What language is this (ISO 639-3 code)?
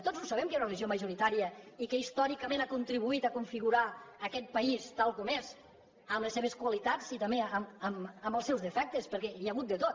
cat